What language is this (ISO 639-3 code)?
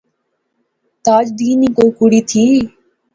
phr